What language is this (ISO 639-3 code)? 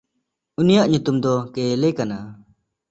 sat